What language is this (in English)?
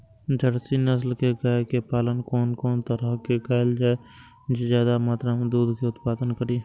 Maithili